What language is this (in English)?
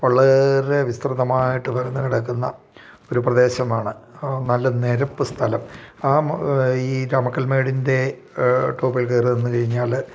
Malayalam